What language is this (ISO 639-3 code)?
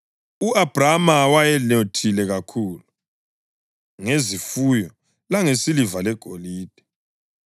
nde